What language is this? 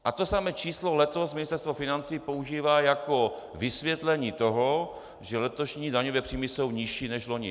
Czech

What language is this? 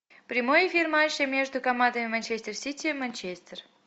Russian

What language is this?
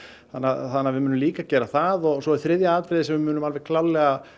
Icelandic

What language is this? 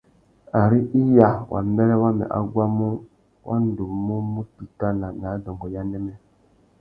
Tuki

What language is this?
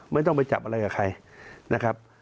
Thai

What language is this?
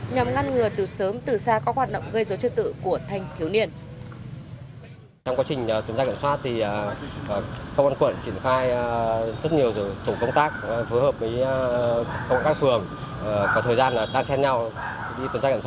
Vietnamese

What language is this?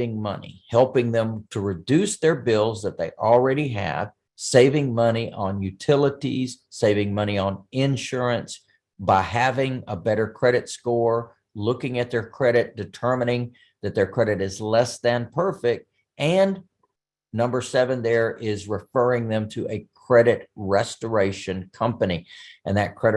English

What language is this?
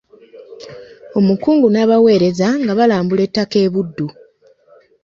Ganda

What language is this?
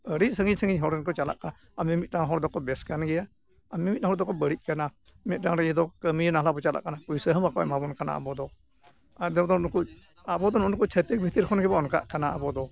Santali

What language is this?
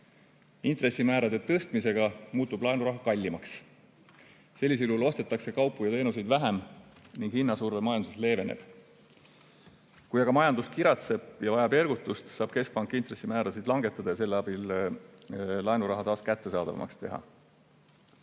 Estonian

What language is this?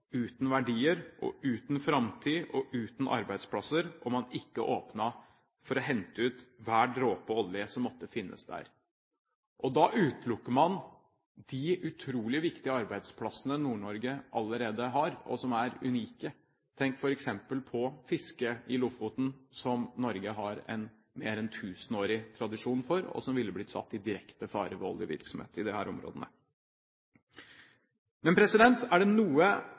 Norwegian Bokmål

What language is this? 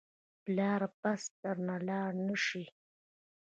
Pashto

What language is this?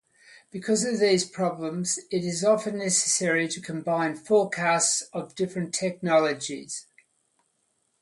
English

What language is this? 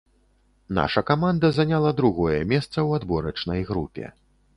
Belarusian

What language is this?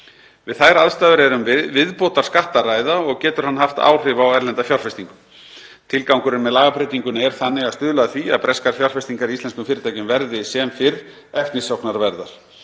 Icelandic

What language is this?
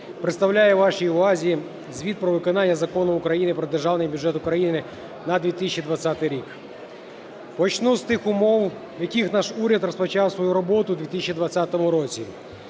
Ukrainian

